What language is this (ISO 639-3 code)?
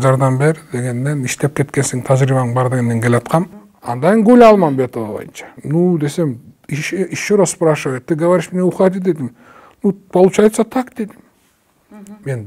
tur